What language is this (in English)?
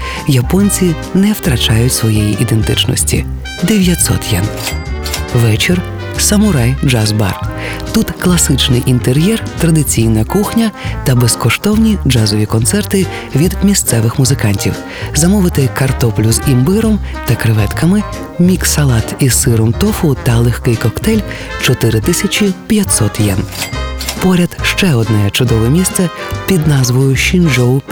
Ukrainian